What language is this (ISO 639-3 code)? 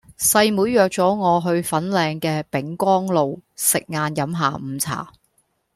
yue